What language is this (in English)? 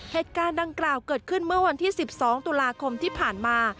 Thai